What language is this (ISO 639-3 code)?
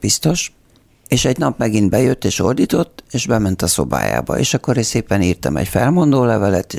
hun